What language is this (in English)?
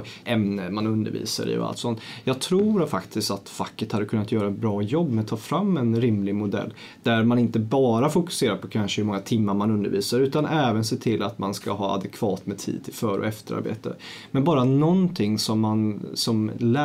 Swedish